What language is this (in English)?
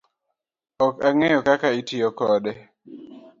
Luo (Kenya and Tanzania)